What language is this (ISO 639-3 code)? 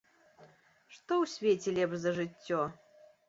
bel